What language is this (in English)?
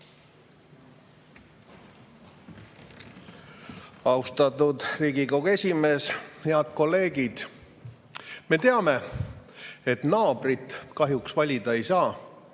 Estonian